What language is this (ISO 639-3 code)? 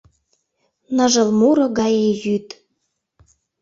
chm